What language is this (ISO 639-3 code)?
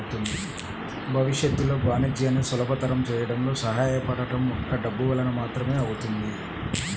tel